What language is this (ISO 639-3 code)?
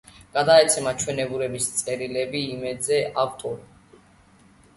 kat